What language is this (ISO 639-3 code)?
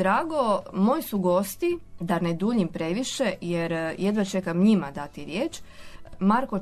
hrv